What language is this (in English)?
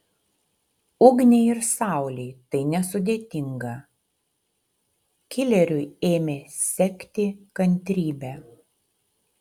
Lithuanian